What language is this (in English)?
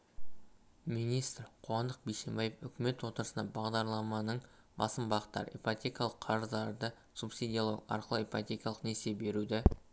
Kazakh